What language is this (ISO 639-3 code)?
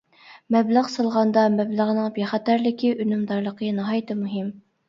uig